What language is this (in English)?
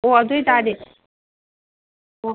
Manipuri